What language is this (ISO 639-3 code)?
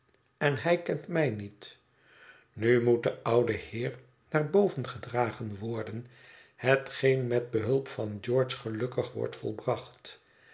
nld